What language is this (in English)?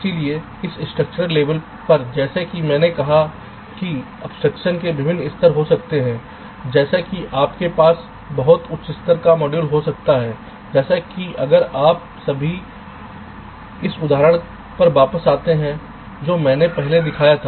Hindi